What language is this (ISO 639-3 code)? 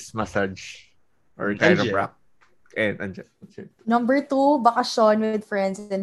fil